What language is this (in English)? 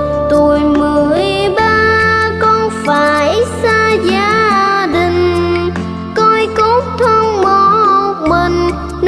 Vietnamese